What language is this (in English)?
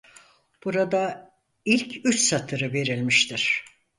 Turkish